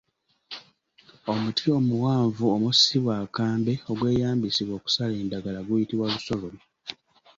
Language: Ganda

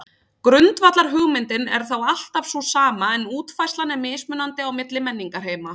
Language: Icelandic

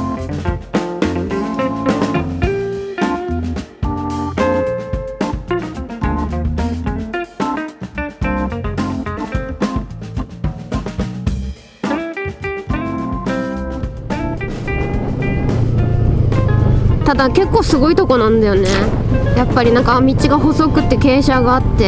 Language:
Japanese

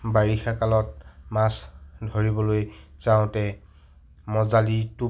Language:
Assamese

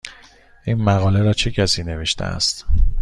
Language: Persian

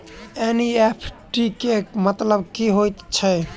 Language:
Maithili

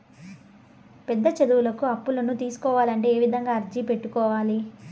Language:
Telugu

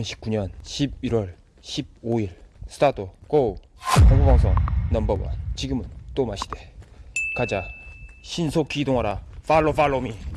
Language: Korean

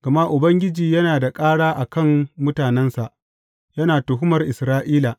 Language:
Hausa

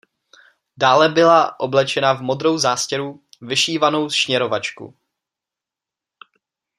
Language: Czech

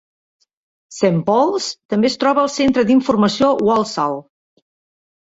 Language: Catalan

